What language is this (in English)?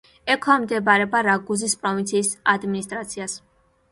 Georgian